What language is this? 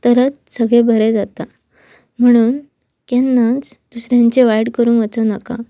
Konkani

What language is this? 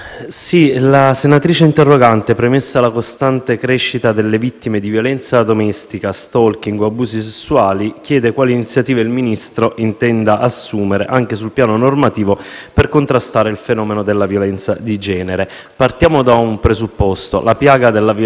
Italian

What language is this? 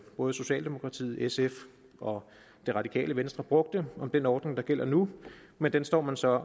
Danish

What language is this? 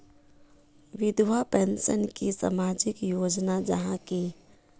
Magahi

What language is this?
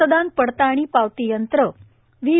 Marathi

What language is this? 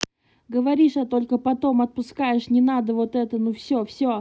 Russian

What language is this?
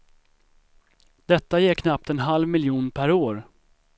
Swedish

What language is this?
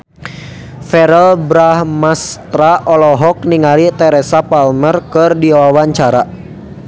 Sundanese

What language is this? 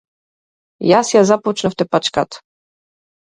Macedonian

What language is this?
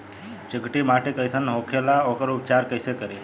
Bhojpuri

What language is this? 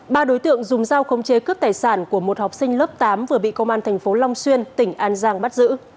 Vietnamese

